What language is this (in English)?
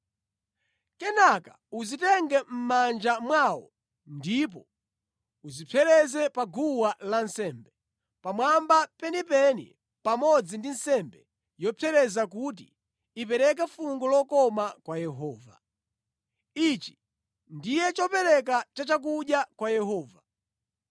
Nyanja